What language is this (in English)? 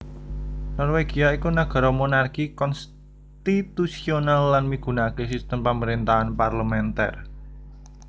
Javanese